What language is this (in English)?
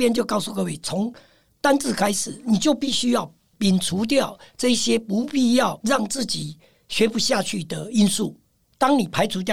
Chinese